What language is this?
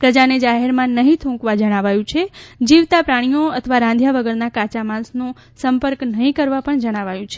Gujarati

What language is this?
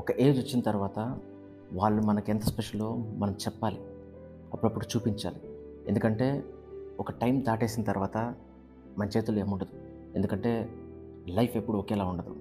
Telugu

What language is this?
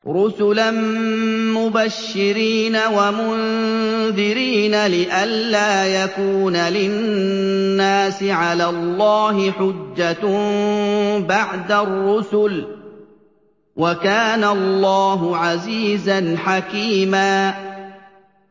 Arabic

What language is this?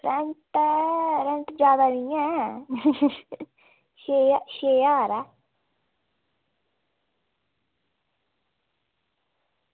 Dogri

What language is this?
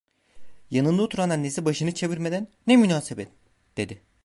Turkish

